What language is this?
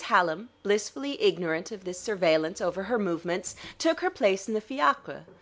English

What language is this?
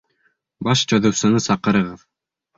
Bashkir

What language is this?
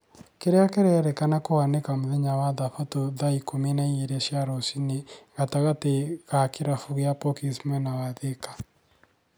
Kikuyu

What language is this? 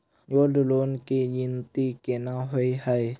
Maithili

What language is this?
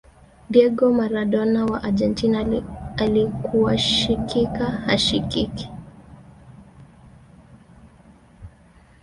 Swahili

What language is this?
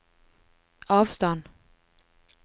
Norwegian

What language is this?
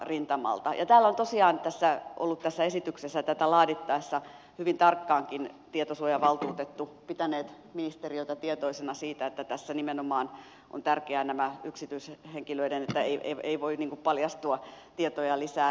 Finnish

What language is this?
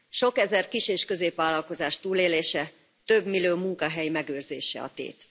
Hungarian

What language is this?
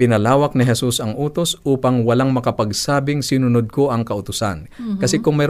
Filipino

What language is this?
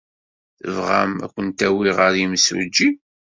Kabyle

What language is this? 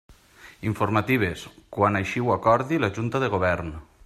Catalan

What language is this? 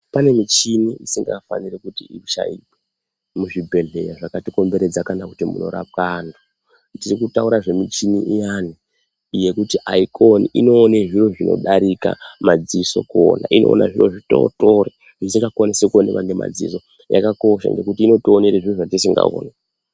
Ndau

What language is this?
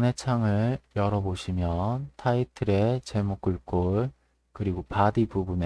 Korean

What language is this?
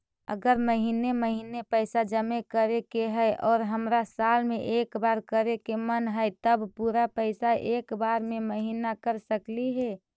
Magahi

